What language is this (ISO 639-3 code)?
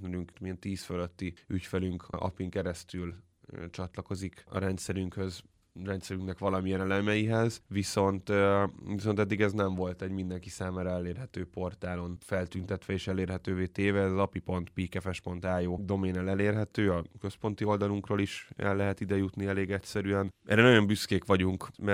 hun